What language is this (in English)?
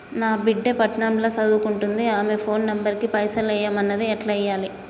Telugu